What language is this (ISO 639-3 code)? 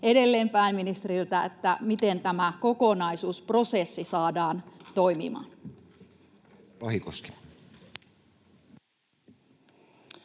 fin